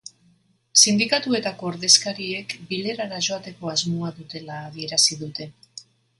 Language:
Basque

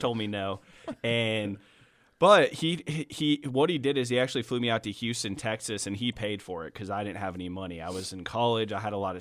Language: English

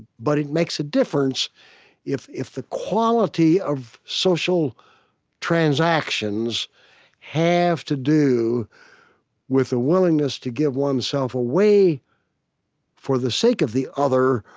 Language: English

